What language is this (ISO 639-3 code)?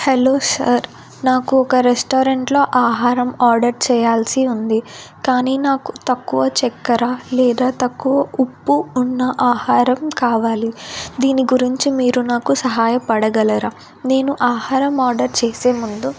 tel